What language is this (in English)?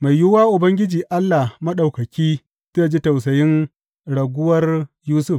Hausa